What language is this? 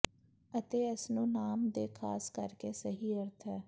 Punjabi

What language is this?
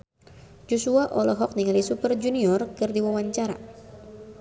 Sundanese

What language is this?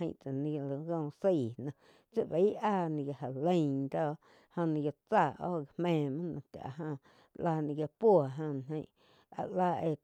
Quiotepec Chinantec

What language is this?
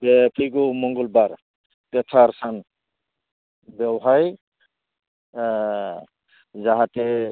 Bodo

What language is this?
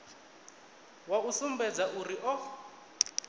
Venda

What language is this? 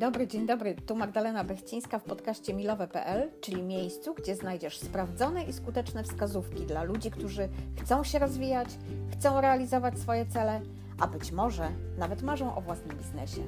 Polish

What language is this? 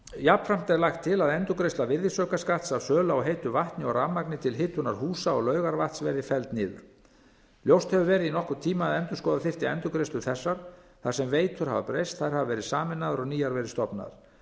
Icelandic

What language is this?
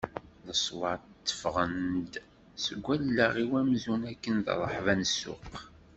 Kabyle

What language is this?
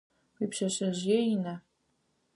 Adyghe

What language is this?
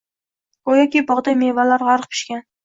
Uzbek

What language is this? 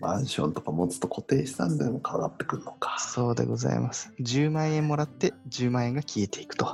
Japanese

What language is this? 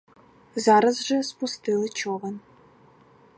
Ukrainian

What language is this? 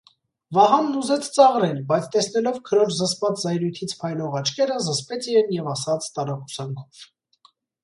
Armenian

